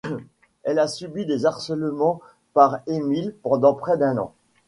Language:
French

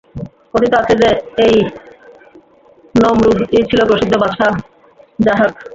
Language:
Bangla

